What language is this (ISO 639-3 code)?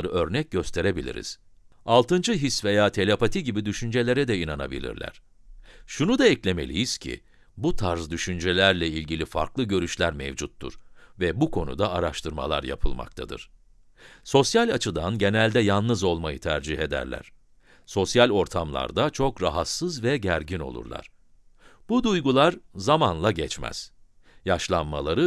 tur